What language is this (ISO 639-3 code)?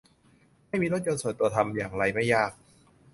tha